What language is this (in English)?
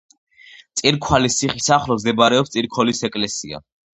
Georgian